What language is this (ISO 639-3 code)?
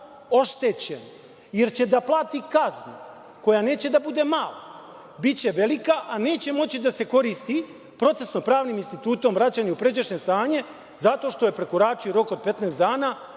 srp